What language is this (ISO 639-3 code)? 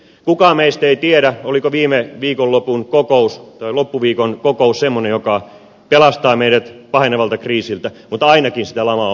fin